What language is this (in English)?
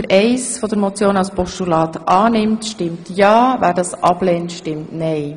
Swiss German